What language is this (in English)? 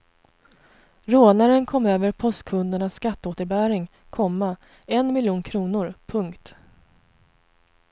Swedish